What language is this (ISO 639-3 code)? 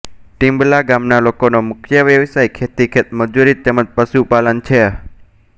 guj